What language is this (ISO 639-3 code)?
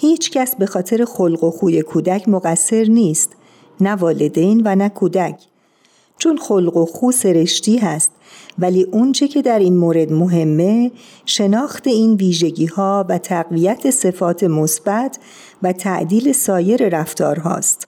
fas